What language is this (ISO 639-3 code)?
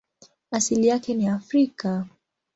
swa